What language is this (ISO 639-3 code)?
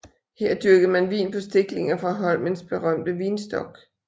dan